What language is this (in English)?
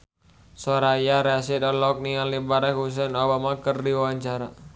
Sundanese